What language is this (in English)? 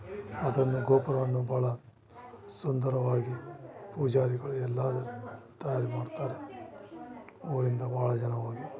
Kannada